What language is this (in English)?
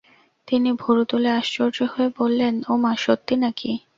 Bangla